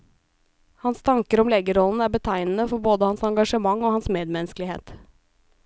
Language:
Norwegian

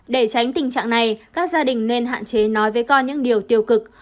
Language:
Vietnamese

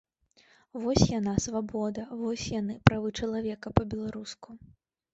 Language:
Belarusian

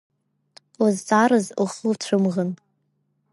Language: Abkhazian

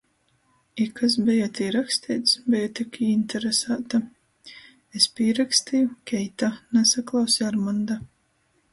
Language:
Latgalian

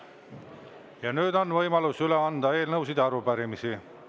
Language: Estonian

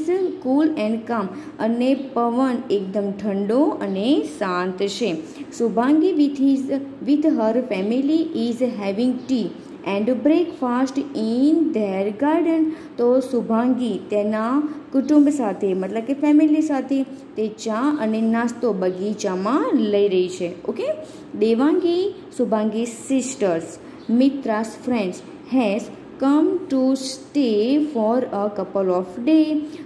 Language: Hindi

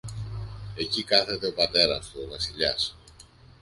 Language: Greek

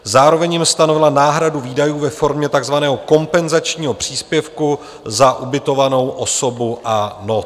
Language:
Czech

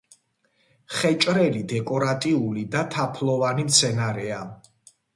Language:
Georgian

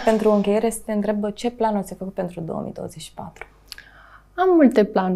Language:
Romanian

